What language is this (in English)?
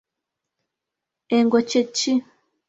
Ganda